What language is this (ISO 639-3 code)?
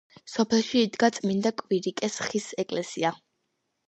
kat